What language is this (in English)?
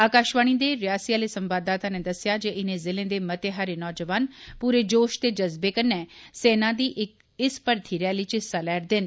Dogri